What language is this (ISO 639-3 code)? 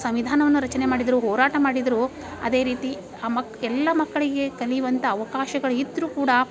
kan